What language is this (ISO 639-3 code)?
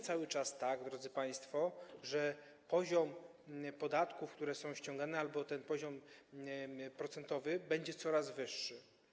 pol